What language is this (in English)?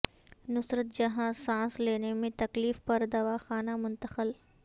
Urdu